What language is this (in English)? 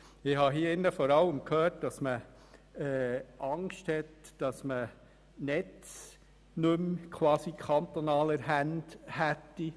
Swiss German